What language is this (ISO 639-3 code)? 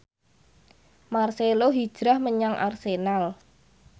jav